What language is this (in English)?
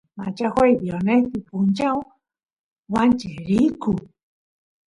Santiago del Estero Quichua